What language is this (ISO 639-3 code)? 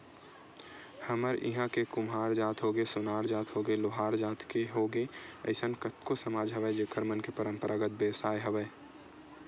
hne